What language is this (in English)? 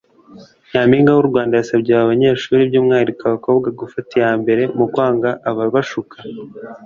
Kinyarwanda